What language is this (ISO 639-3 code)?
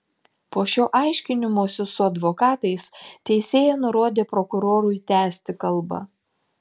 lit